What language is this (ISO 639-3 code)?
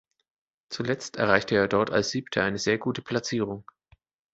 deu